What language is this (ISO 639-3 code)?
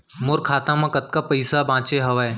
hne